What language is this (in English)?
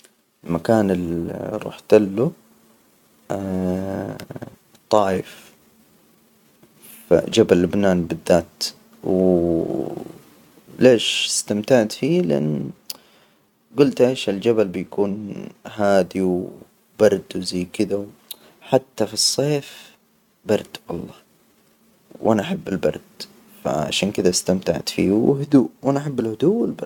Hijazi Arabic